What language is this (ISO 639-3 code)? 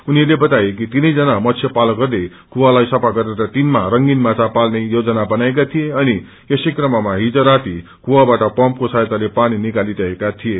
nep